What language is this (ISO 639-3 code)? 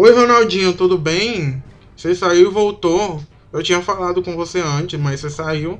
por